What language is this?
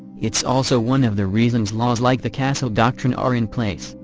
English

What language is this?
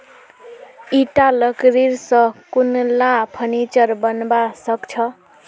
Magahi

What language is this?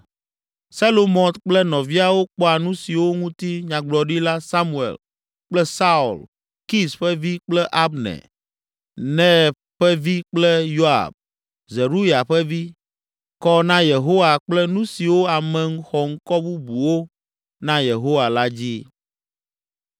Ewe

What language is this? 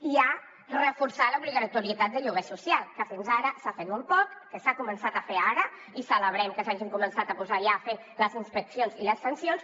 Catalan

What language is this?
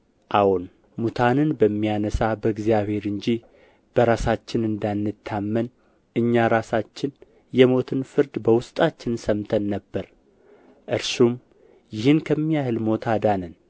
Amharic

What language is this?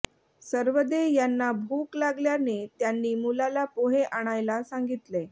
Marathi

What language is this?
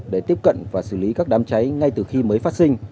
Vietnamese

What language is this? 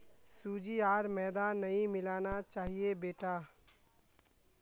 Magahi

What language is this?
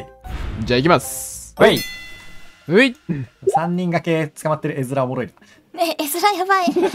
Japanese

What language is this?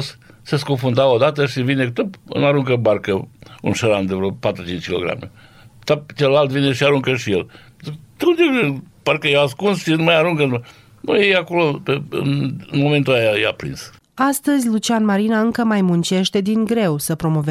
Romanian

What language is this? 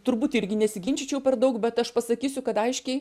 Lithuanian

